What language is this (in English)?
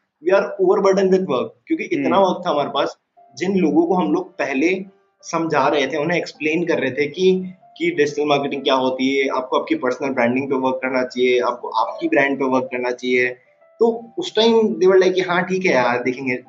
Hindi